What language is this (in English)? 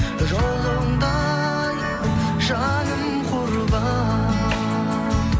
Kazakh